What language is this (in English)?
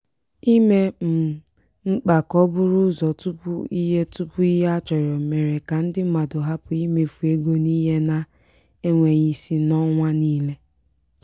Igbo